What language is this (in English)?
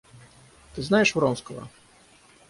Russian